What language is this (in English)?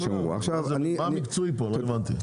Hebrew